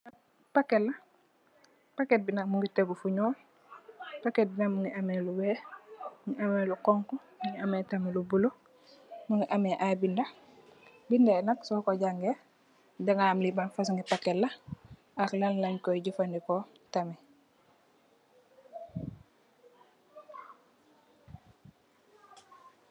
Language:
Wolof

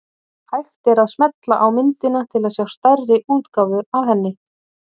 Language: Icelandic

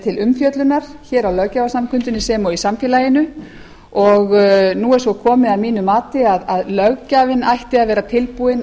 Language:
Icelandic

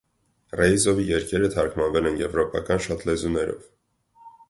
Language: Armenian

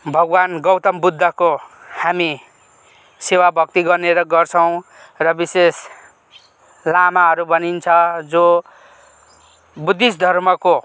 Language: Nepali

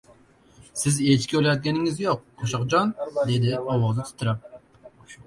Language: Uzbek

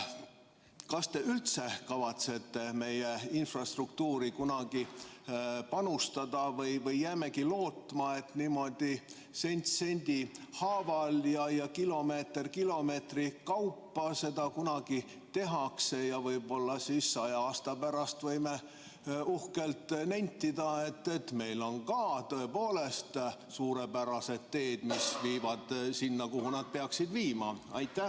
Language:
Estonian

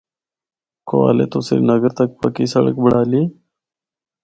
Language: Northern Hindko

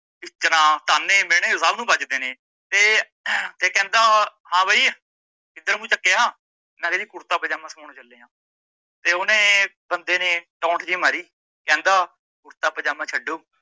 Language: Punjabi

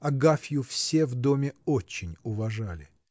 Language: Russian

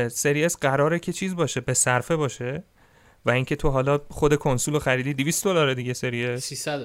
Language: Persian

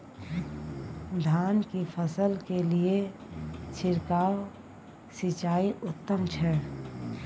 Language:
Maithili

